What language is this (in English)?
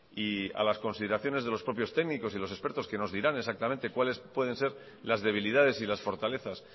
Spanish